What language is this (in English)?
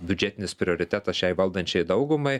Lithuanian